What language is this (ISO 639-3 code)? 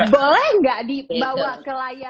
ind